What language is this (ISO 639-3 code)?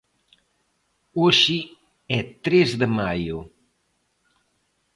glg